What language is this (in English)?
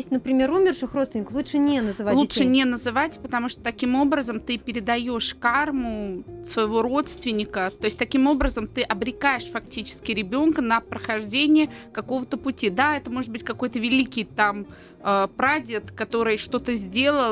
Russian